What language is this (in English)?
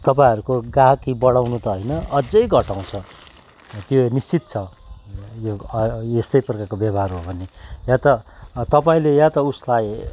Nepali